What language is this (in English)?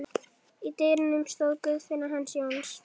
Icelandic